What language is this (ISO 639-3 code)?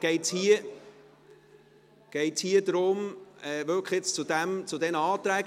gsw